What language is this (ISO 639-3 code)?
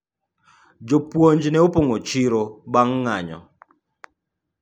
luo